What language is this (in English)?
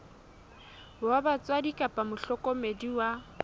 Southern Sotho